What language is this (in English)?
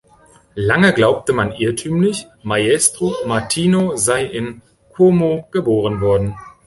German